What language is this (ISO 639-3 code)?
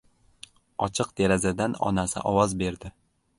uzb